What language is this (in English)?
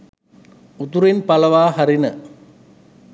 Sinhala